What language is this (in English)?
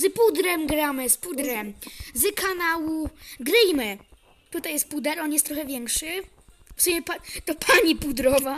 Polish